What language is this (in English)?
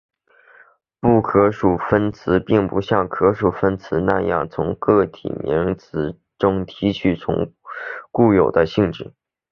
Chinese